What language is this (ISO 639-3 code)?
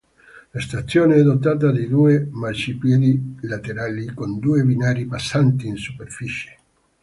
ita